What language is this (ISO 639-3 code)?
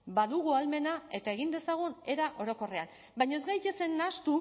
eus